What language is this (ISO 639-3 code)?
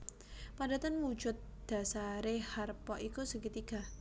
jav